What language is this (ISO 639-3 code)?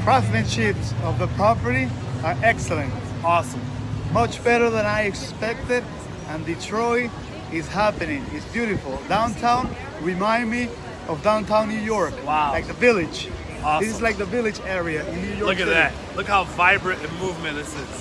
eng